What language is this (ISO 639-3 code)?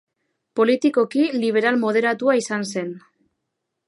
eus